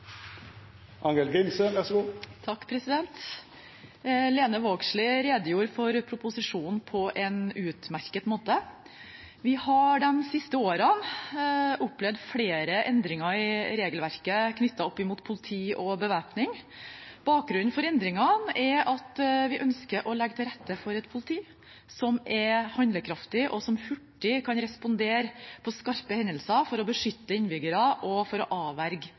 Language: Norwegian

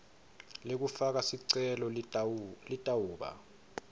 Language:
Swati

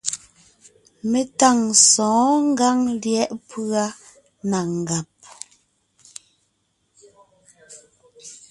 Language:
Ngiemboon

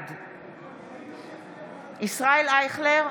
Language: Hebrew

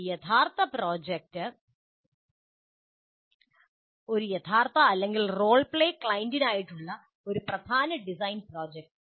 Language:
Malayalam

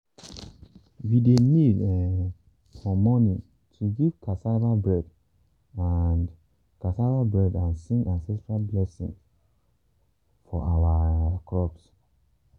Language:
Nigerian Pidgin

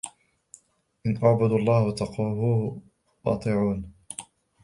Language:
Arabic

